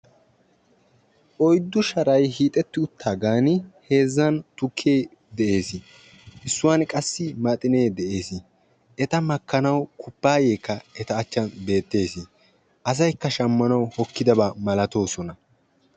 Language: Wolaytta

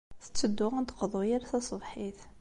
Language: Kabyle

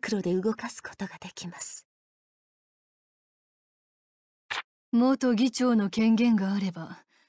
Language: Japanese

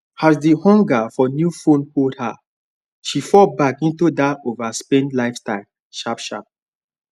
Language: Nigerian Pidgin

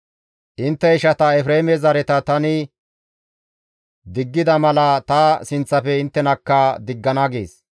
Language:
Gamo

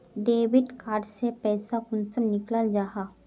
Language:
Magahi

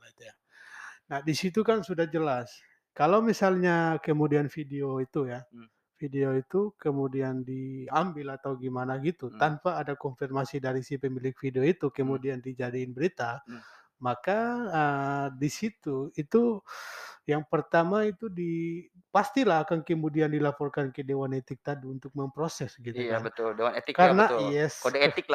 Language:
Indonesian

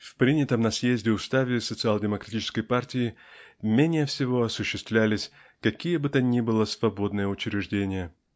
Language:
Russian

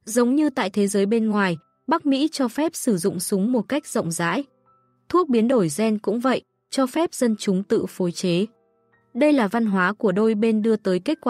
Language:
Vietnamese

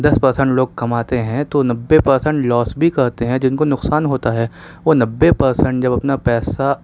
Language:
Urdu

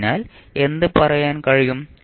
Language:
Malayalam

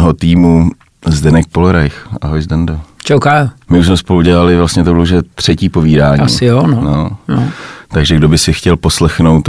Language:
Czech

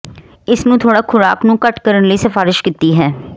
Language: Punjabi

